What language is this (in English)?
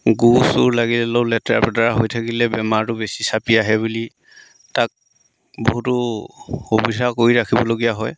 Assamese